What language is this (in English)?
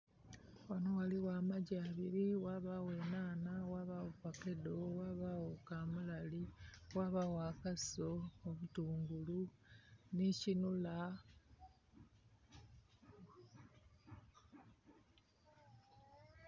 Soga